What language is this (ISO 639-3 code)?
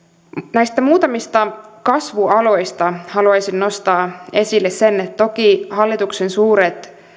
fin